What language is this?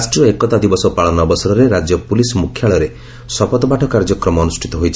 Odia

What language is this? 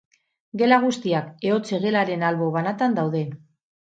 Basque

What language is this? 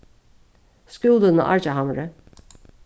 Faroese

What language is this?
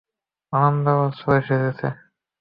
Bangla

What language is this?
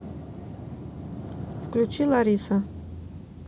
Russian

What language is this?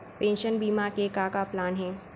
Chhattisgarhi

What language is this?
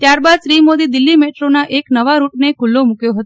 Gujarati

